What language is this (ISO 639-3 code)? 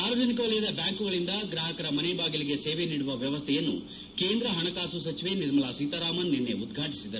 kan